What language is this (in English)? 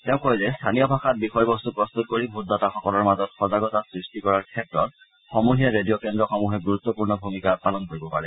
Assamese